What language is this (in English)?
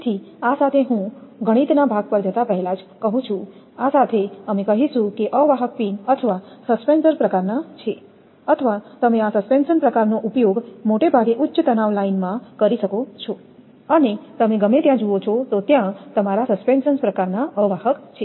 Gujarati